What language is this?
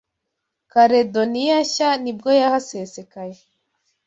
Kinyarwanda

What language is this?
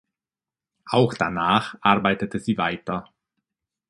German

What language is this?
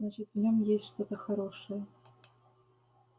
Russian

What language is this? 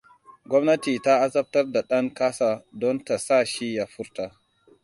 Hausa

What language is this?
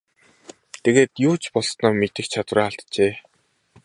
Mongolian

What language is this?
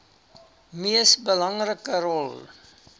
Afrikaans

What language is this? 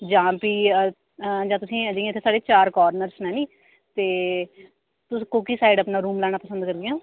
Dogri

